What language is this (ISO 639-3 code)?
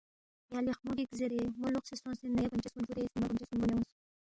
bft